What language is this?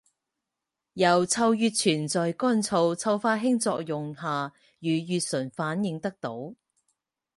Chinese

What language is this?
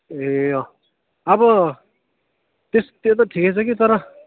Nepali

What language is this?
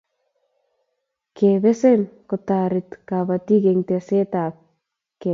Kalenjin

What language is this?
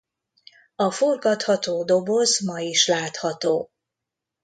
Hungarian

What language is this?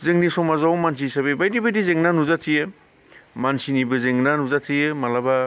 Bodo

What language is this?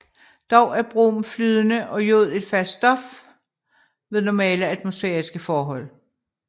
Danish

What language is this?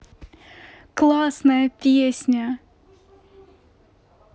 Russian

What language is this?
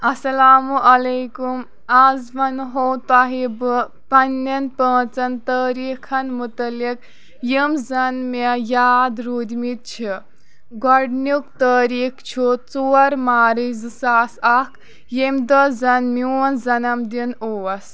Kashmiri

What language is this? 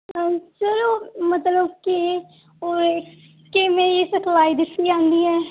Punjabi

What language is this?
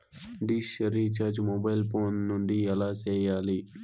Telugu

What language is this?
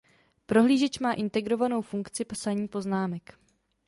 Czech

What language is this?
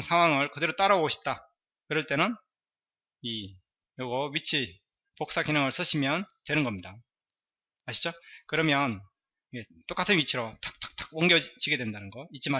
Korean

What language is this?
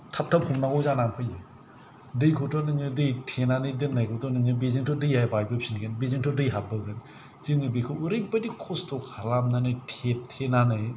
Bodo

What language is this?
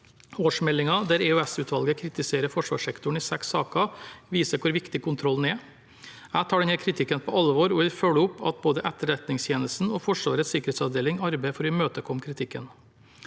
Norwegian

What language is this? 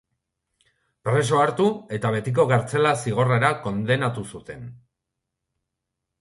Basque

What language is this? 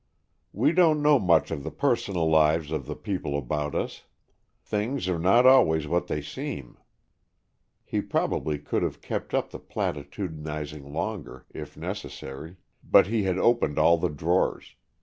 English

